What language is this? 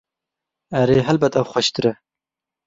Kurdish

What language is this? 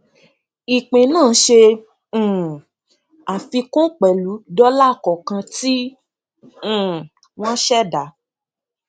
Yoruba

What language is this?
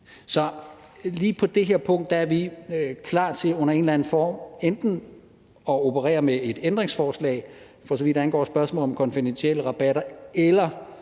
Danish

